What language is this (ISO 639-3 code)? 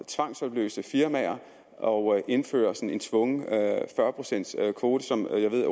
dan